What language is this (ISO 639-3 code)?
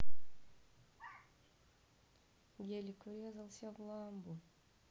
rus